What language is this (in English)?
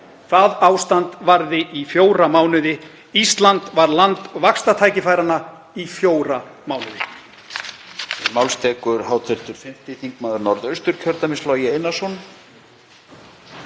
Icelandic